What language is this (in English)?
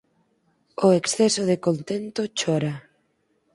Galician